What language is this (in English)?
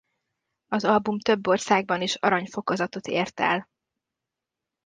Hungarian